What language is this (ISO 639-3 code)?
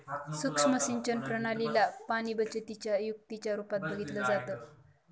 mar